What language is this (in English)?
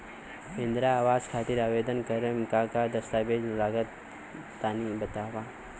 Bhojpuri